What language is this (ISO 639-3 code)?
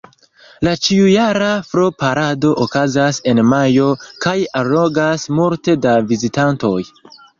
epo